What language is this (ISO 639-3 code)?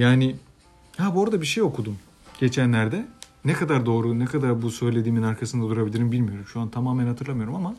tur